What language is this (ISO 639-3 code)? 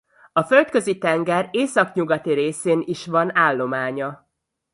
hun